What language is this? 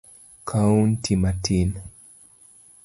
Luo (Kenya and Tanzania)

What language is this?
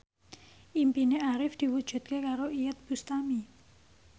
Javanese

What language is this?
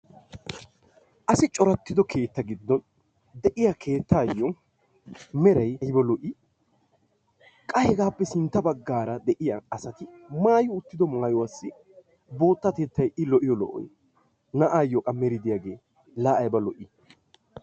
Wolaytta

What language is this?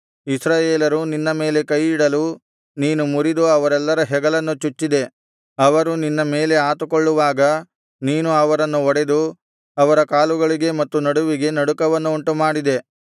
Kannada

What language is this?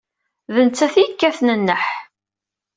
Kabyle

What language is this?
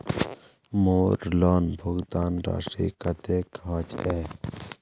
Magahi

